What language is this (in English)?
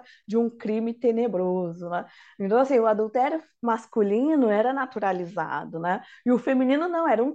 Portuguese